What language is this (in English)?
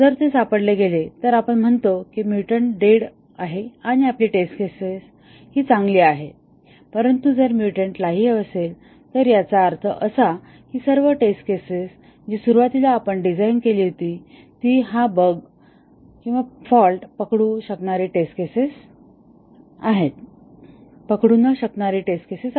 Marathi